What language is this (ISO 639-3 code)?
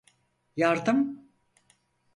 tur